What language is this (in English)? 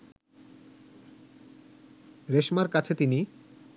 Bangla